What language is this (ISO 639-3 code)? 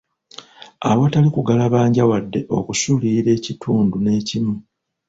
lug